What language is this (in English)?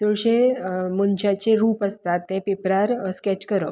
Konkani